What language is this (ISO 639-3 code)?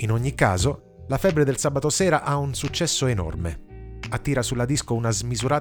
ita